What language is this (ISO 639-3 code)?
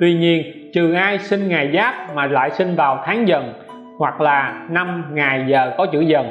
vie